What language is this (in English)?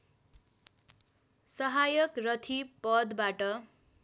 Nepali